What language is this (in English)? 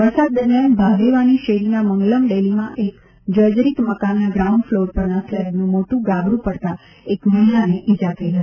Gujarati